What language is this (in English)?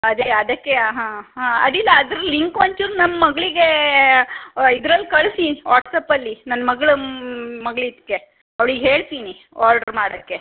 Kannada